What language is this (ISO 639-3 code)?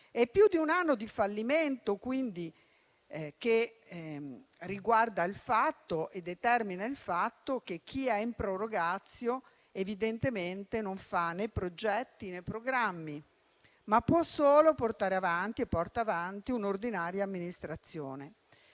ita